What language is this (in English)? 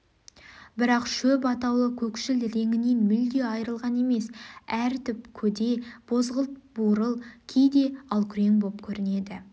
Kazakh